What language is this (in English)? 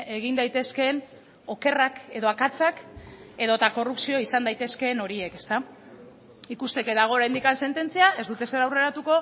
Basque